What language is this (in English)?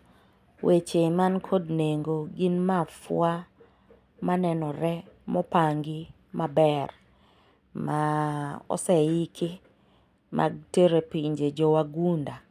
Luo (Kenya and Tanzania)